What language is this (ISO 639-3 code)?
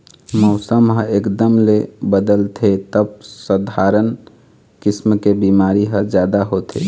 hne